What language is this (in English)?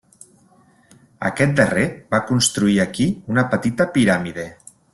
Catalan